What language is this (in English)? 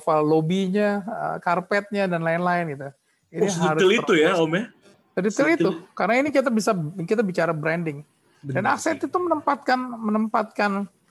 Indonesian